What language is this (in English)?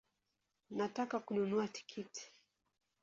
Swahili